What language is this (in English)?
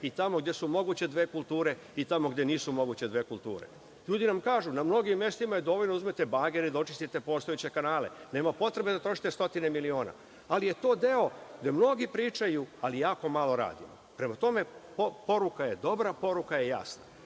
Serbian